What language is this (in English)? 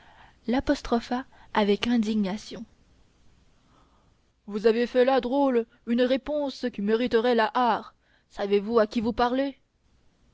French